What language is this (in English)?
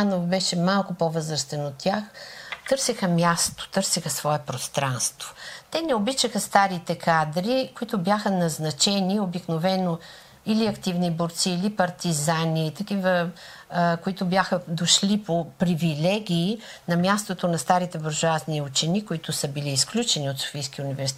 Bulgarian